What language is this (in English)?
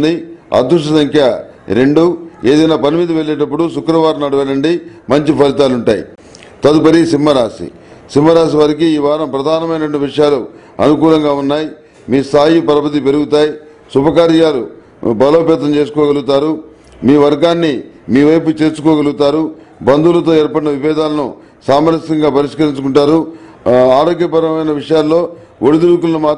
Telugu